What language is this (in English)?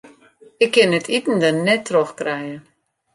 Western Frisian